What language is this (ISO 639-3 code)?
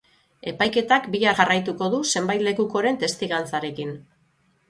eus